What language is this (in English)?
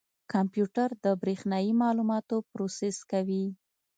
Pashto